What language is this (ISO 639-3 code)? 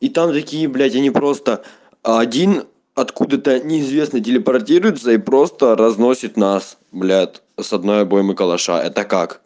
rus